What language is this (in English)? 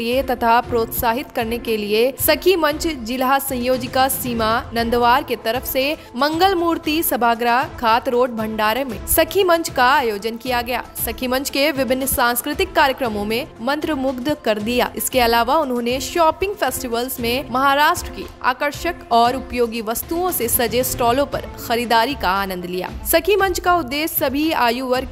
Hindi